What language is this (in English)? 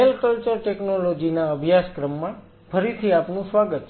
Gujarati